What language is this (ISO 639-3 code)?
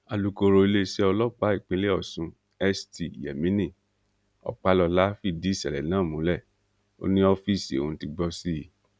yor